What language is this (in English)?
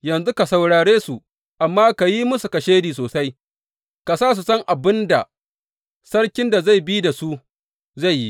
Hausa